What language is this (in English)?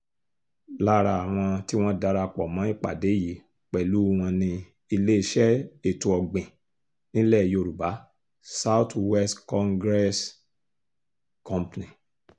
Yoruba